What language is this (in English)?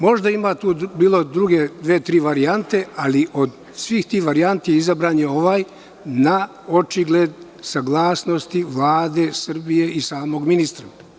Serbian